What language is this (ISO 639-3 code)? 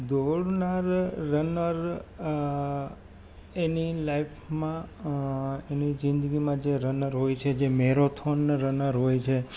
guj